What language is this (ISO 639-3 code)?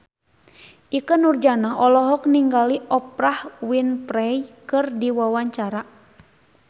sun